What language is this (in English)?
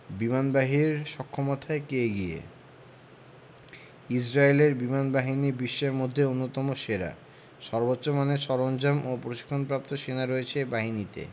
Bangla